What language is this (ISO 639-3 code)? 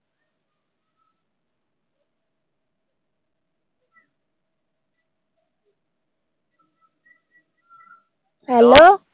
pan